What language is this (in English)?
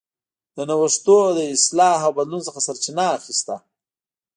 Pashto